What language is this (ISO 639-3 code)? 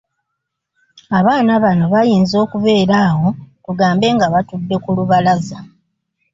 lug